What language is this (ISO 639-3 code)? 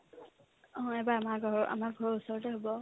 asm